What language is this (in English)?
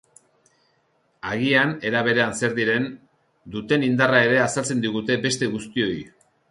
Basque